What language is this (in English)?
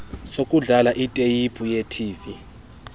Xhosa